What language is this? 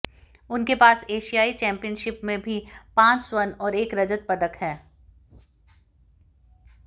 Hindi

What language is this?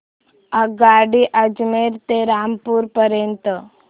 Marathi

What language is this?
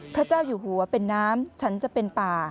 Thai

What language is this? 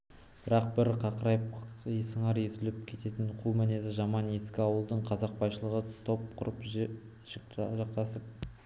Kazakh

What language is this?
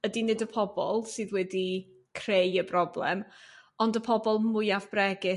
Welsh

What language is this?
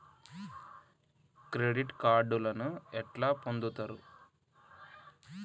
Telugu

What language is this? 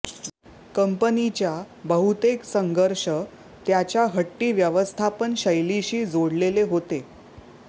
Marathi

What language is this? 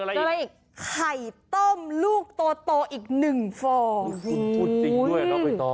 Thai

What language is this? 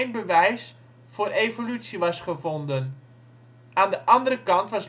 Dutch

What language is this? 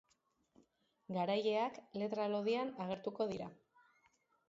Basque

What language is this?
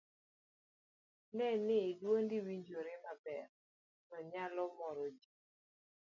Luo (Kenya and Tanzania)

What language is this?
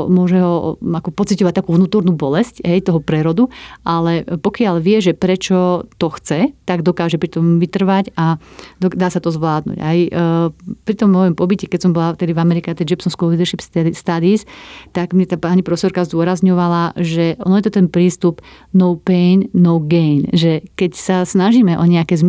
Slovak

